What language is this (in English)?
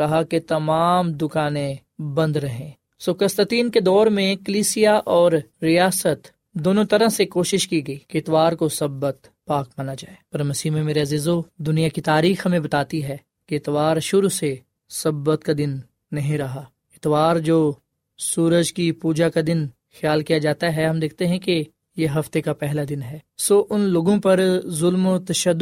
Urdu